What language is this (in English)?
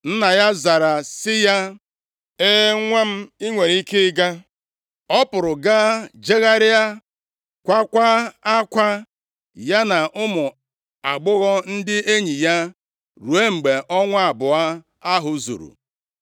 Igbo